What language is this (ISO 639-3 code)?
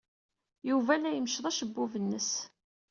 kab